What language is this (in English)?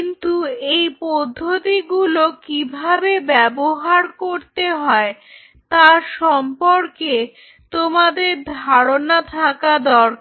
Bangla